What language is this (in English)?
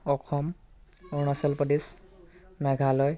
Assamese